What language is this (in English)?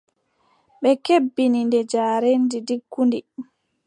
Adamawa Fulfulde